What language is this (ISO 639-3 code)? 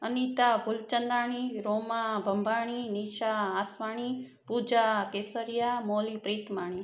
snd